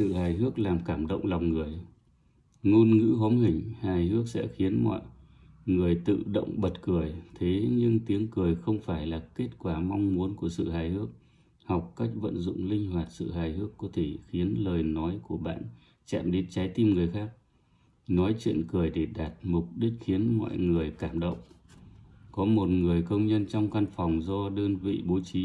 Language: Vietnamese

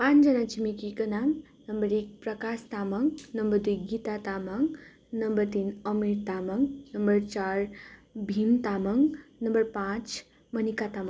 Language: Nepali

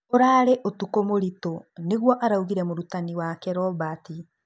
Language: Kikuyu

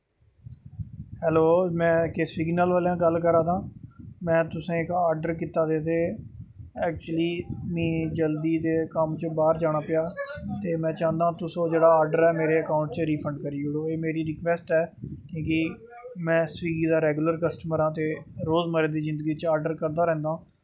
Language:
Dogri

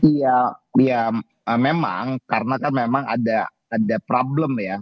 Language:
Indonesian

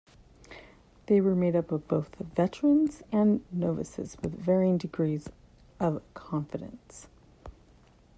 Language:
English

